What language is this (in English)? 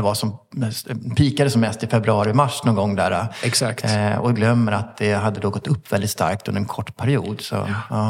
Swedish